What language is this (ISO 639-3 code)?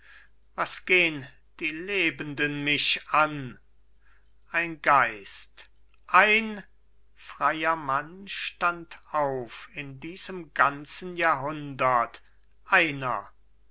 deu